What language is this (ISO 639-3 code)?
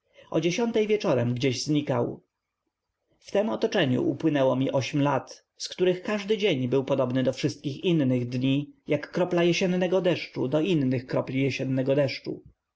pol